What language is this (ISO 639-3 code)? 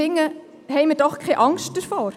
gsw